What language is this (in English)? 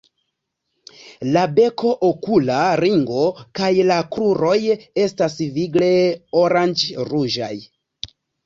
Esperanto